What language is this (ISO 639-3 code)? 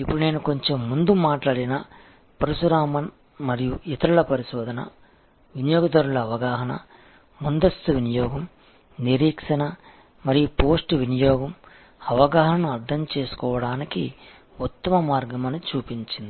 tel